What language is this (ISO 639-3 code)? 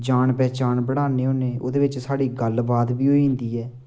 doi